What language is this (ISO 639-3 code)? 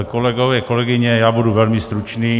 ces